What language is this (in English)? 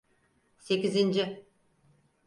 Turkish